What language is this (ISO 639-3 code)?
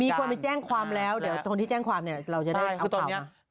tha